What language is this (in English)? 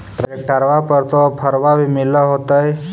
Magahi